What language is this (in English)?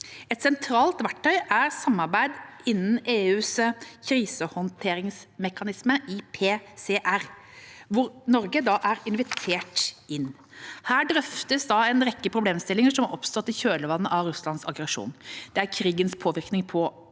Norwegian